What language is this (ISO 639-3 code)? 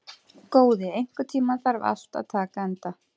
isl